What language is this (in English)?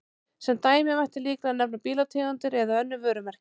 Icelandic